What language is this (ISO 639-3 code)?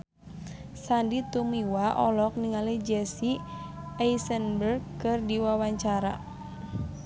sun